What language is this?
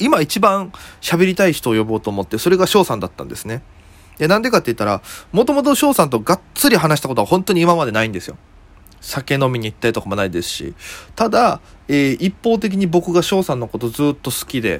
Japanese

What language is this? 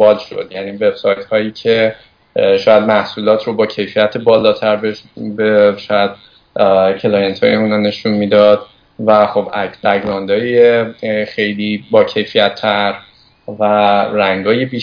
Persian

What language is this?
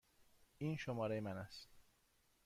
Persian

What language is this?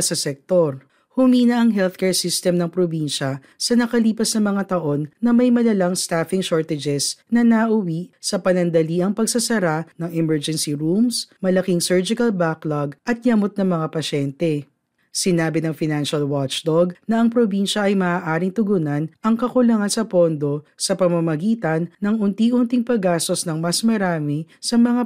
Filipino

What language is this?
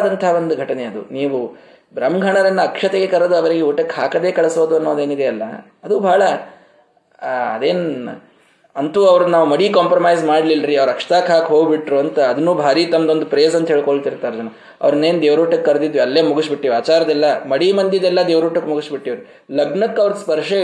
Kannada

